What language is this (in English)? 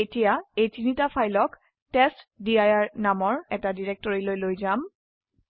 Assamese